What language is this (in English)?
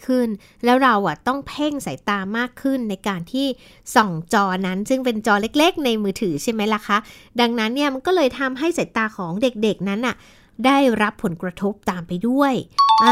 Thai